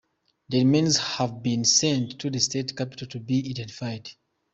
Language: Kinyarwanda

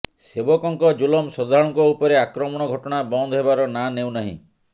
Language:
Odia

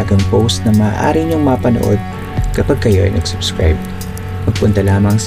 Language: Filipino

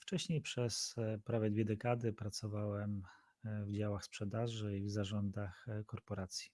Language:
Polish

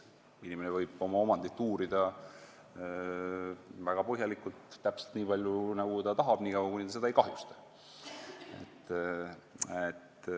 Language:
Estonian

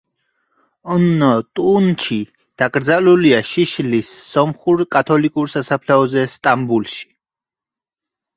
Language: Georgian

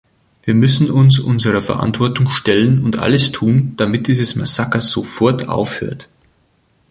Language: German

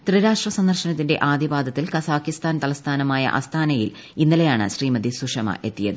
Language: Malayalam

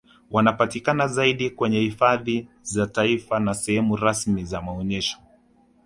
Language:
Swahili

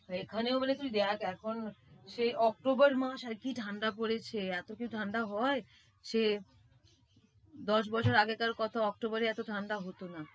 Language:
Bangla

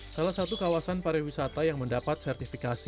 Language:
Indonesian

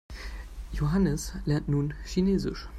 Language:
German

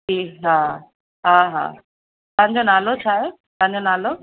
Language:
Sindhi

